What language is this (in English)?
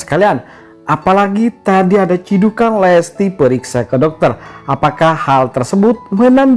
Indonesian